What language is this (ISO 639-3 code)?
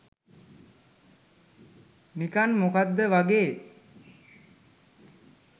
sin